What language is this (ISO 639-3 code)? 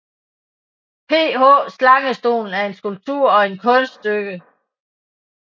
dan